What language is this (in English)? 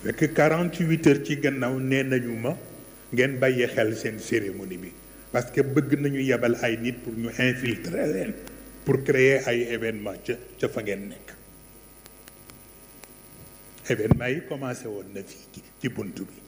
French